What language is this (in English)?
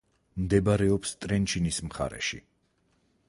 Georgian